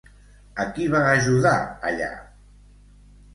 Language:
Catalan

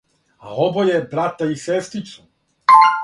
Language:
Serbian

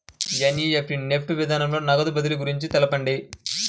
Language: Telugu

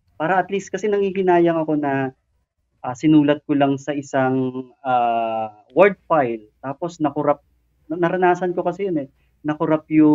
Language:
Filipino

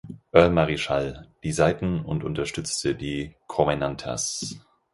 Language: German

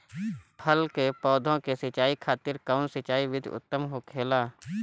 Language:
Bhojpuri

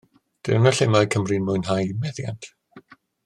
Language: Welsh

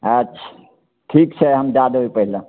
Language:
Maithili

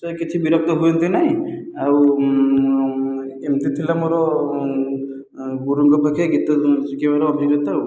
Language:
Odia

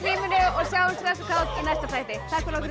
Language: Icelandic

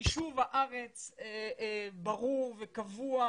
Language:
Hebrew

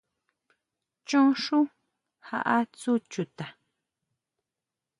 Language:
Huautla Mazatec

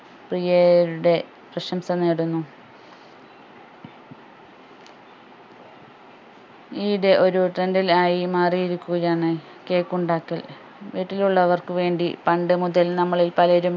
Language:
Malayalam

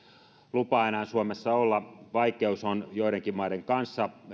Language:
Finnish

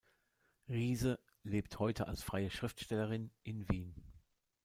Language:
German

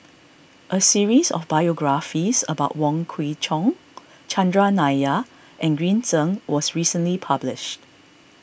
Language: English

